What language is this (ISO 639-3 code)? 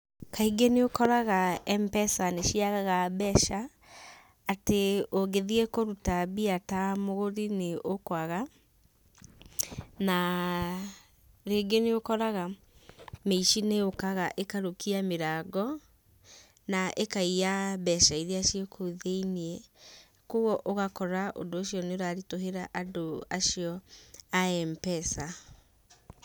kik